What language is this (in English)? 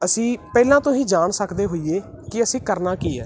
Punjabi